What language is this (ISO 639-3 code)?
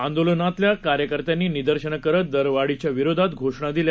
mar